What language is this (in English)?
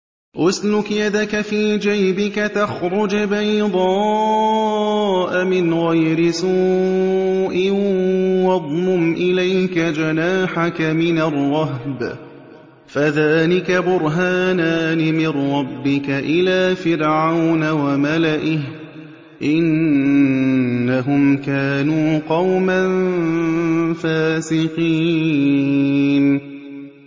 Arabic